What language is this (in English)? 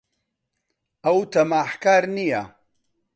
Central Kurdish